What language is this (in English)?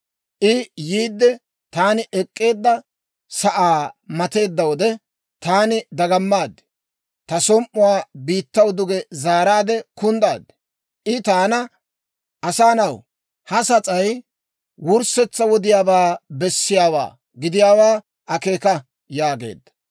Dawro